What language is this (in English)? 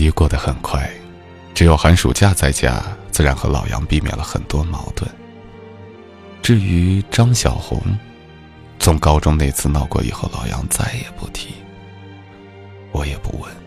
Chinese